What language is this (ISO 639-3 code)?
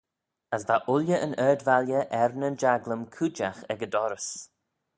glv